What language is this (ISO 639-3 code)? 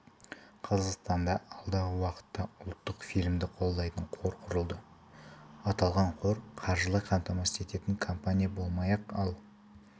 kaz